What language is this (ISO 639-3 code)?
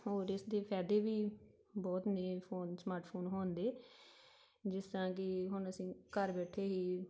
pan